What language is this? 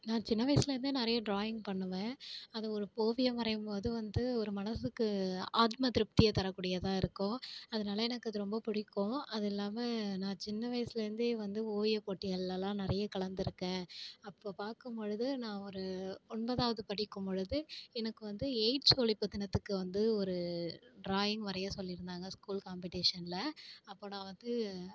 Tamil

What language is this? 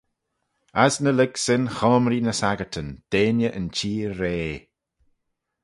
Manx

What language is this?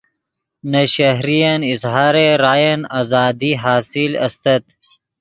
Yidgha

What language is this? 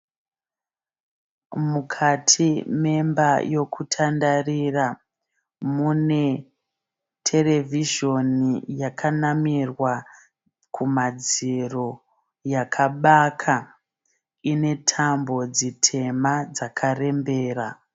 Shona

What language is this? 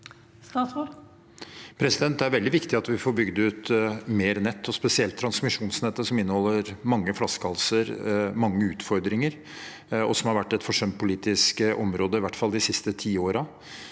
Norwegian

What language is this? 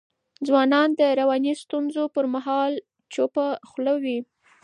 Pashto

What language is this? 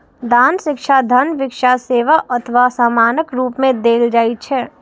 Maithili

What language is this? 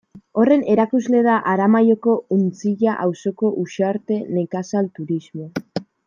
Basque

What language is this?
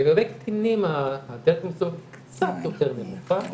Hebrew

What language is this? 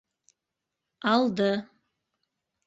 Bashkir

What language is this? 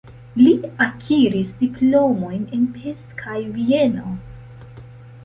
Esperanto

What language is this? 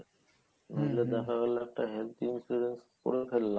Bangla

